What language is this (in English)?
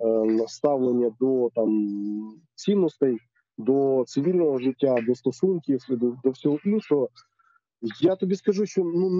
Ukrainian